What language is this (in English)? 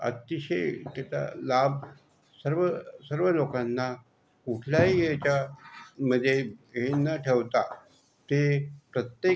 Marathi